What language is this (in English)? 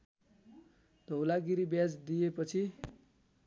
Nepali